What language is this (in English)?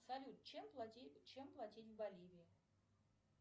Russian